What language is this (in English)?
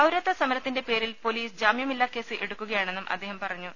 Malayalam